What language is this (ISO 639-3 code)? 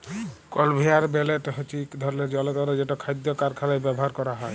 ben